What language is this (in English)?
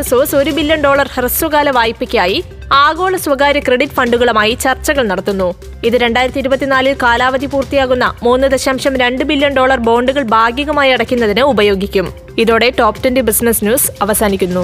Malayalam